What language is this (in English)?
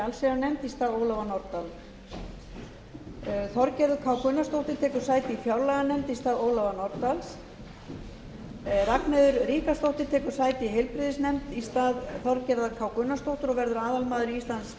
Icelandic